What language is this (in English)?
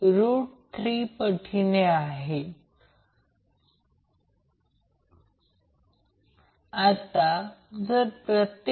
Marathi